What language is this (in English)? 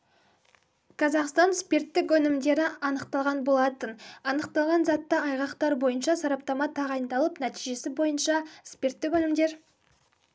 Kazakh